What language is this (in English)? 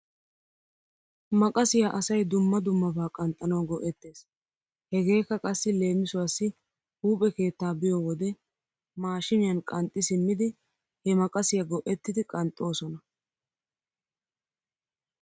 Wolaytta